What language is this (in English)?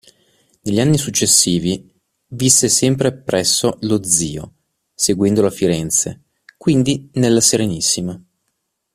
Italian